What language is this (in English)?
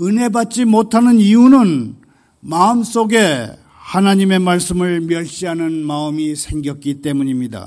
Korean